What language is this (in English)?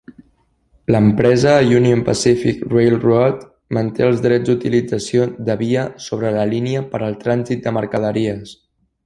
Catalan